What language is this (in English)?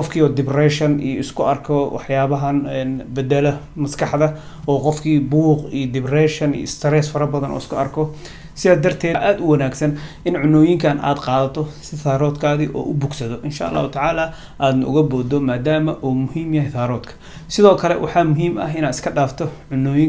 Arabic